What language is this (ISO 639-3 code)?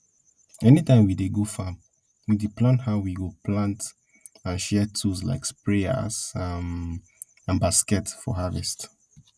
pcm